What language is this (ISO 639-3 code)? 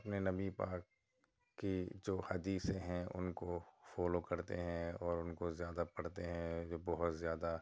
urd